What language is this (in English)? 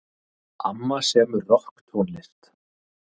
Icelandic